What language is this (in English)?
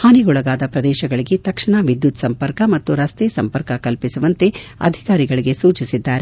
Kannada